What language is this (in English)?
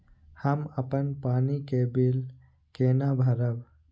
Maithili